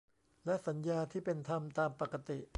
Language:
Thai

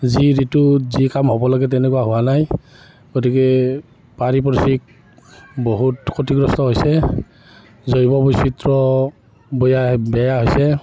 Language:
Assamese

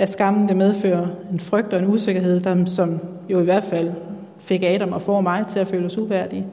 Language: Danish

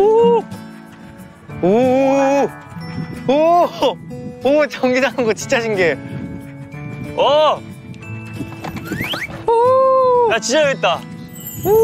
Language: Korean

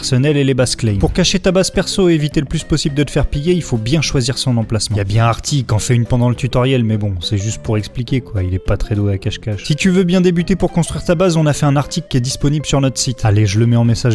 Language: French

